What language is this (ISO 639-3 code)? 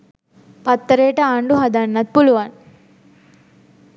sin